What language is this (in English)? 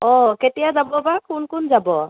Assamese